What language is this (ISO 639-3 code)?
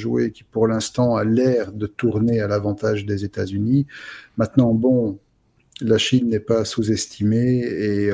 fra